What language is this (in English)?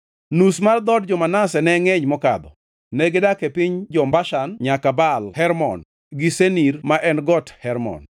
Luo (Kenya and Tanzania)